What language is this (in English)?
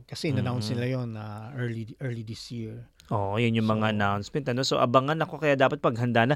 Filipino